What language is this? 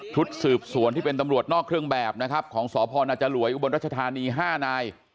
Thai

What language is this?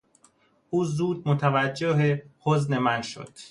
Persian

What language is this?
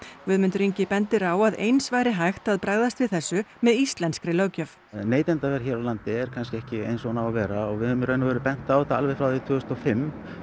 Icelandic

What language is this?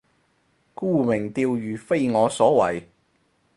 Cantonese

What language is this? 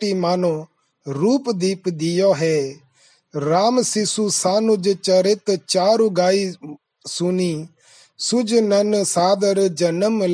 Hindi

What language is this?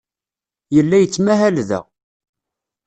Kabyle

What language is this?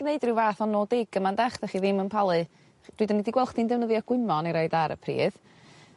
Welsh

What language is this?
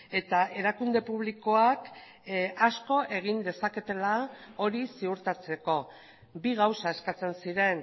Basque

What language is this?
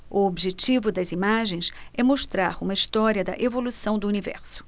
Portuguese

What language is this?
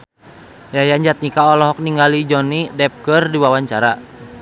Sundanese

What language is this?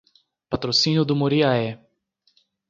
Portuguese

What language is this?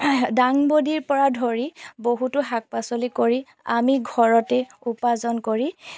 Assamese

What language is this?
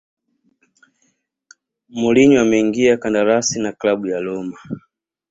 Swahili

